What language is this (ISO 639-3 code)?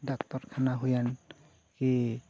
sat